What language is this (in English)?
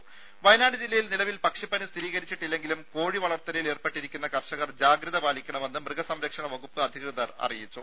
Malayalam